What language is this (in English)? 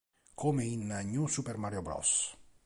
Italian